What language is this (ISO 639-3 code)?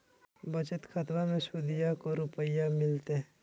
mag